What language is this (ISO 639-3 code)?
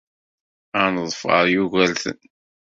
kab